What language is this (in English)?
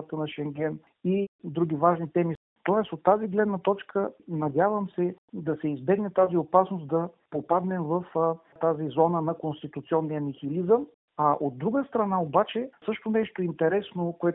Bulgarian